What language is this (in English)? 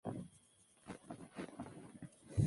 Spanish